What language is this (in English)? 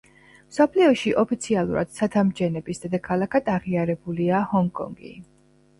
Georgian